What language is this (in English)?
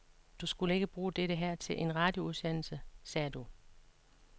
Danish